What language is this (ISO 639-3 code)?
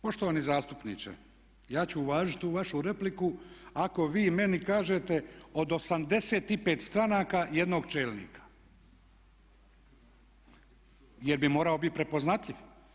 hrv